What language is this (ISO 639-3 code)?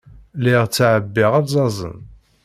kab